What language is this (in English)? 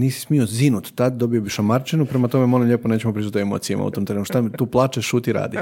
Croatian